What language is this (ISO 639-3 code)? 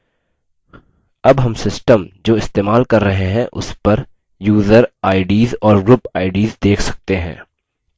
hin